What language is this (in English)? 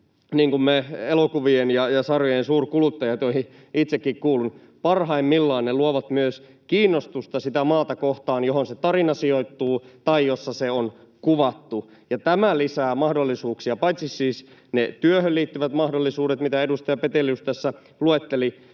Finnish